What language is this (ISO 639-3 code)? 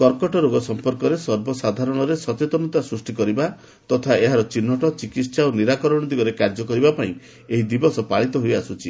ori